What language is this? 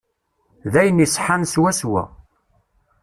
Kabyle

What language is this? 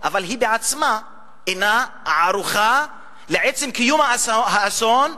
Hebrew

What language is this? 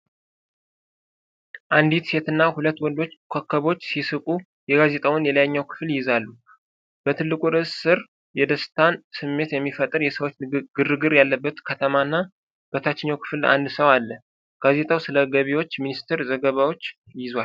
Amharic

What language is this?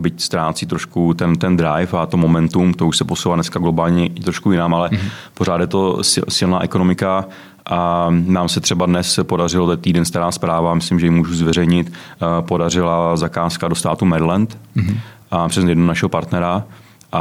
Czech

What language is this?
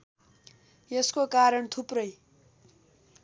Nepali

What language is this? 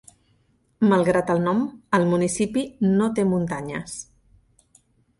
Catalan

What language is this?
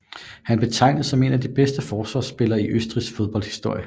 Danish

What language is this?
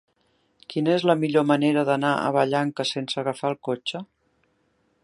Catalan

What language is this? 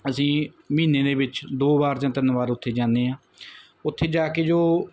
Punjabi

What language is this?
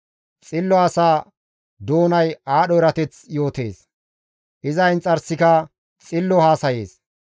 Gamo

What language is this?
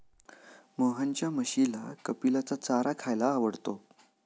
Marathi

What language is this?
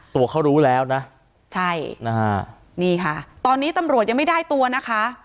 Thai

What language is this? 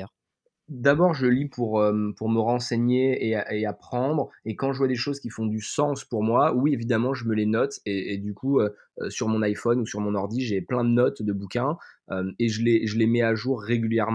French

